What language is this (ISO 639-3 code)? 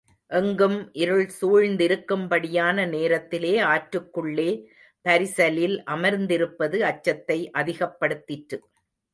tam